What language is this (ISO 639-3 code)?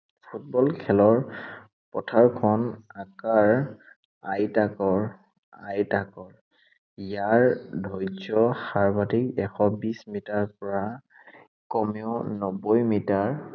asm